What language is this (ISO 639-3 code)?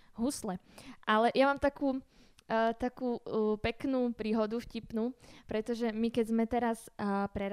slk